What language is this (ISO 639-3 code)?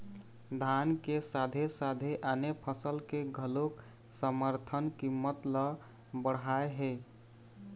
hne